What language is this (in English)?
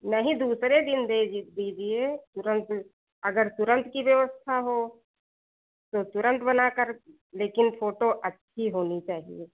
Hindi